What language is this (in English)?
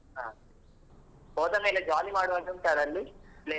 Kannada